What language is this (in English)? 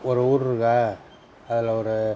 Tamil